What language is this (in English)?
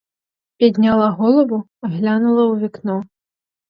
Ukrainian